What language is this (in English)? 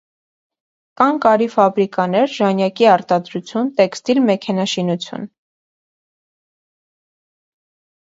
Armenian